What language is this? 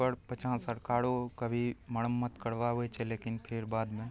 Maithili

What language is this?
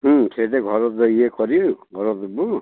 Odia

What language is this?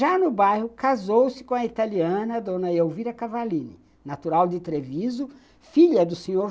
Portuguese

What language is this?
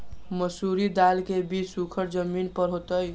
Magahi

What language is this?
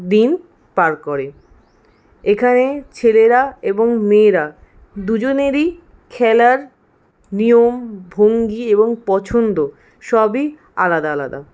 Bangla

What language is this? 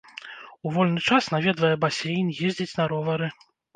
Belarusian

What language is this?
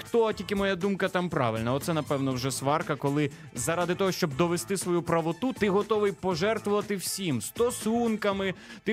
Ukrainian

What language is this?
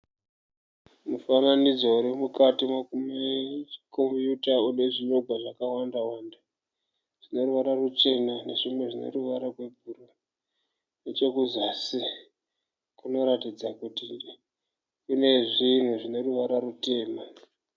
Shona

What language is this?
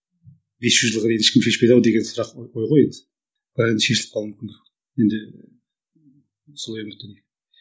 Kazakh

